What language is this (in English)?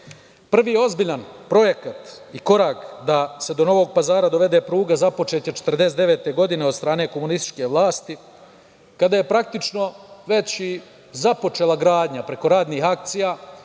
Serbian